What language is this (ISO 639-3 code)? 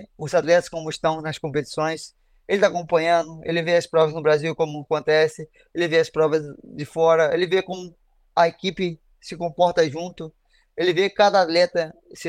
por